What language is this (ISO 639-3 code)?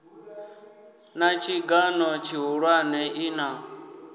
ven